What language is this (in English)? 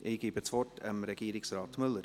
Swiss German